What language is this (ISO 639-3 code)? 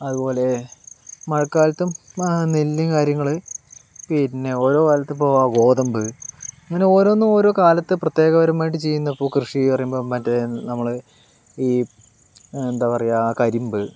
mal